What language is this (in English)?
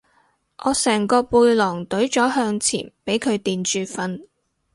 Cantonese